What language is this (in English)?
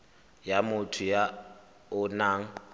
Tswana